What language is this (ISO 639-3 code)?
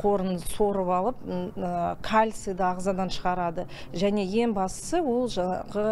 tur